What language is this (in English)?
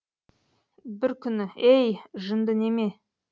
Kazakh